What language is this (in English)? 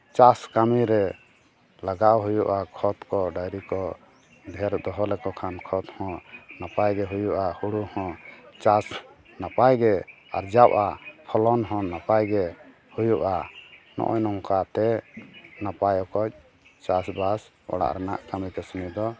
Santali